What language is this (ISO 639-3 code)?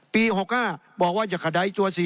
tha